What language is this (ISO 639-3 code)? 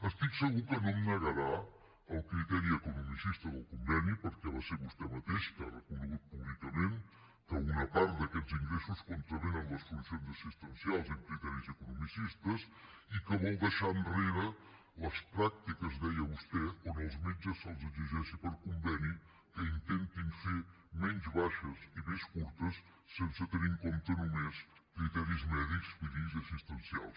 cat